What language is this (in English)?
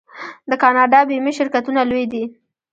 Pashto